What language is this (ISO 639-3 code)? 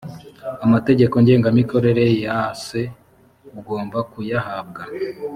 kin